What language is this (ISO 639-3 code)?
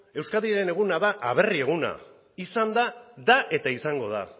eus